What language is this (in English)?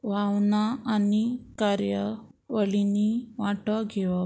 Konkani